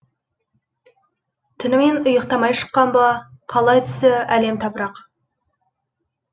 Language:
Kazakh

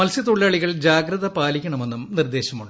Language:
Malayalam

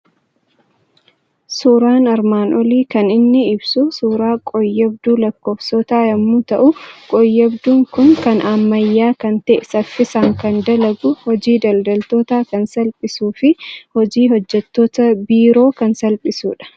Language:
Oromo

